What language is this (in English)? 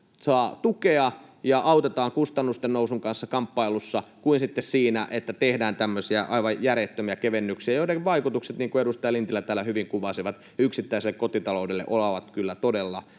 Finnish